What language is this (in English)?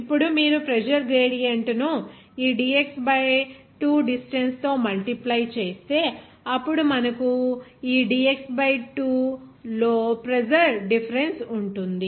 Telugu